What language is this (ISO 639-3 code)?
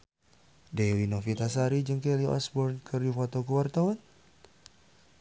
sun